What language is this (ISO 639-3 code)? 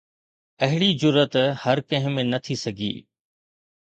snd